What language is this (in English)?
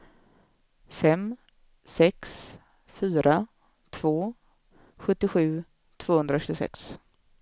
Swedish